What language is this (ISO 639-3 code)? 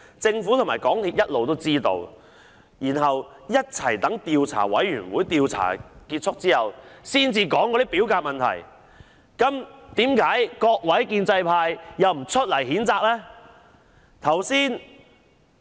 yue